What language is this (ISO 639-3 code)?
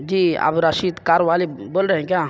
urd